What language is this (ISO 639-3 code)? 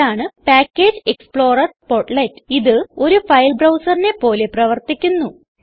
mal